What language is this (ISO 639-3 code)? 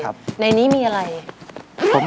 tha